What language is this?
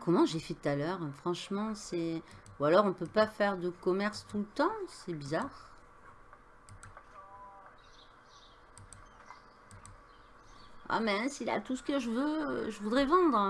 French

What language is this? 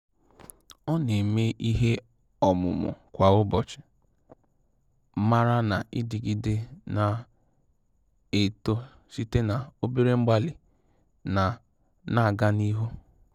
Igbo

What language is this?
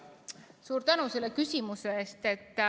Estonian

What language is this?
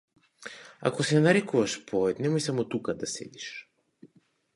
Macedonian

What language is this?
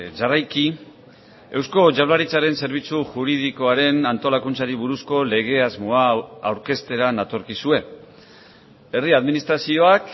Basque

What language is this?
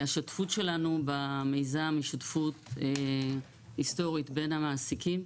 Hebrew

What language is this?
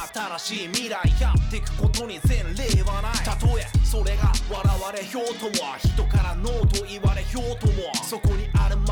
Japanese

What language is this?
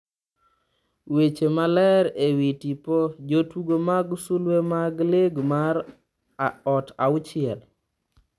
Luo (Kenya and Tanzania)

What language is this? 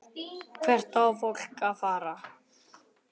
Icelandic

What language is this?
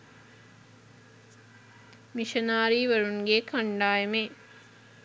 Sinhala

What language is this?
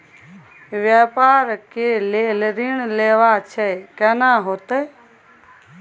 Maithili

